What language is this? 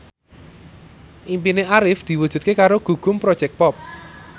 Javanese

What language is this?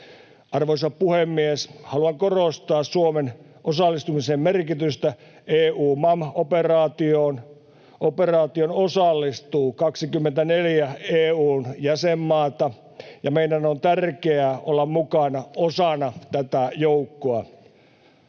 Finnish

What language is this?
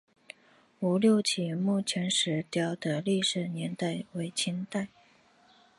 Chinese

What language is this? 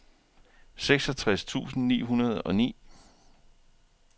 Danish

